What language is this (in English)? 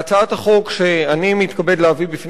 Hebrew